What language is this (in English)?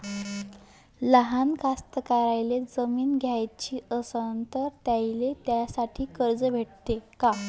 Marathi